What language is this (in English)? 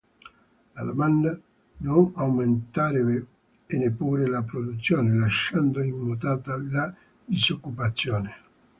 Italian